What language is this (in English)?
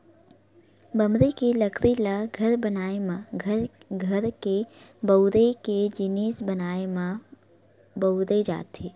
Chhattisgarhi